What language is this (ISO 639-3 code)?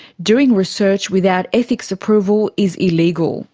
eng